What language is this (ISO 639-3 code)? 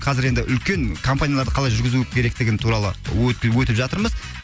kaz